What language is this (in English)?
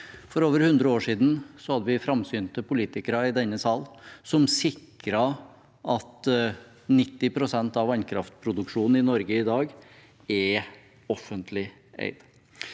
Norwegian